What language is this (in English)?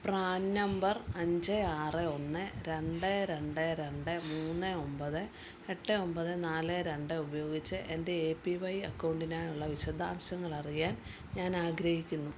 Malayalam